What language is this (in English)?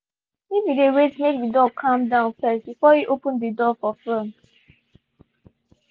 Nigerian Pidgin